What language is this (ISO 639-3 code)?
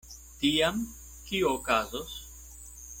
epo